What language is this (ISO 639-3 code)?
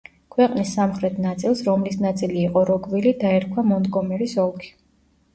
kat